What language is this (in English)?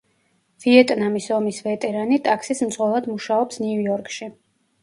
Georgian